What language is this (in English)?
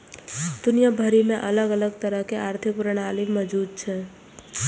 Maithili